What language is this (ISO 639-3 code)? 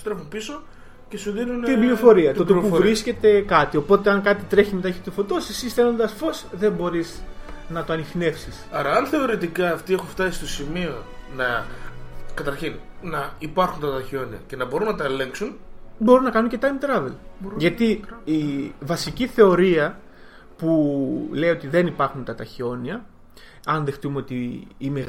ell